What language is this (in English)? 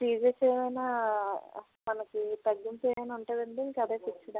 Telugu